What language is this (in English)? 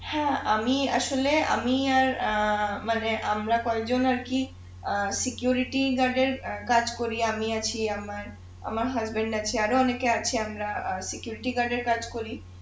Bangla